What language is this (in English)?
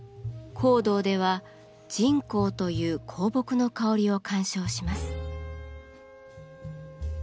Japanese